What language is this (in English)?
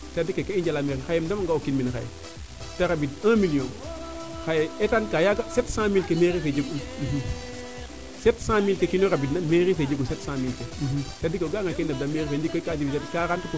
Serer